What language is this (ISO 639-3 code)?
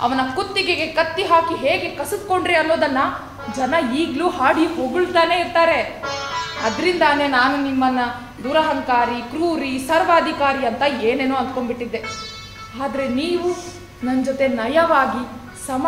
kan